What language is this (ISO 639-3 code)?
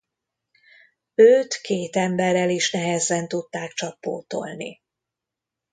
hun